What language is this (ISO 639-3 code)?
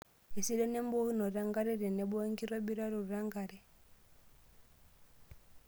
mas